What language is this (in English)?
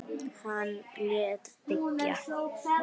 Icelandic